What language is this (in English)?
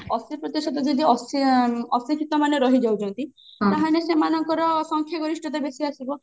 Odia